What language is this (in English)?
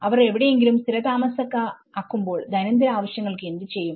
Malayalam